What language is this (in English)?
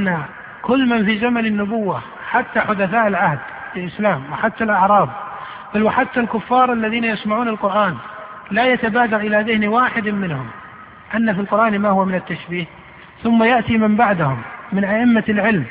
Arabic